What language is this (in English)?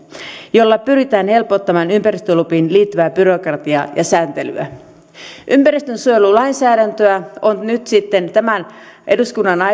Finnish